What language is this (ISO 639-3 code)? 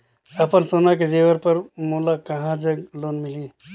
hne